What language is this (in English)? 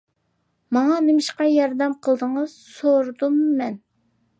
Uyghur